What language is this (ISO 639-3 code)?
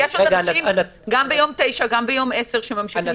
heb